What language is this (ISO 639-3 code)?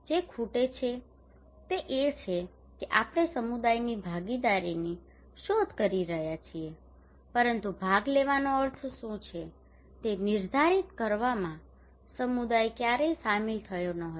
guj